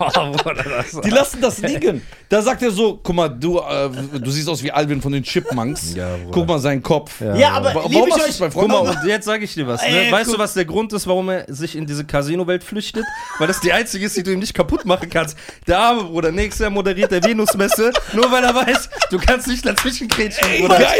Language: German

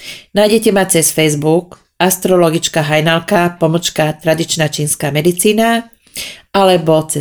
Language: Slovak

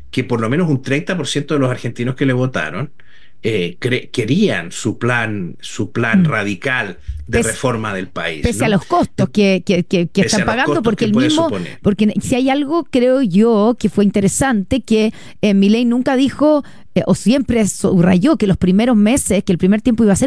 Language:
Spanish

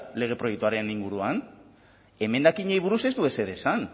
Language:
Basque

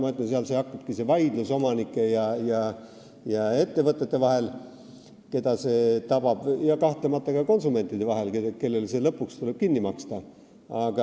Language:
Estonian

